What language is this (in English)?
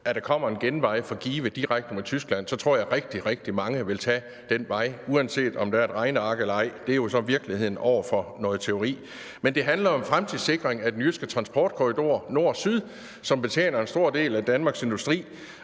Danish